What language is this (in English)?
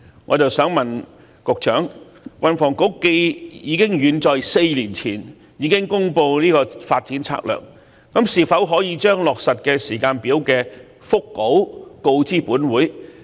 Cantonese